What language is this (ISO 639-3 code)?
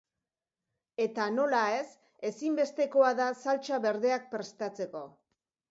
eus